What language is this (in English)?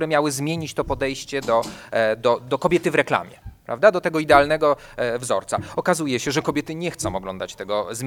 Polish